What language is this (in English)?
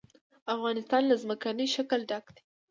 Pashto